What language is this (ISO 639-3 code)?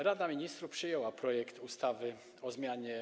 pol